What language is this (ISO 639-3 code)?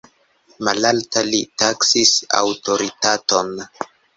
epo